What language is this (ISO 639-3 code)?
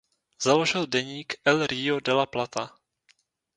ces